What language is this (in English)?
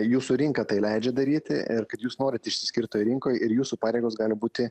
Lithuanian